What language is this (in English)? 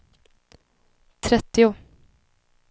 Swedish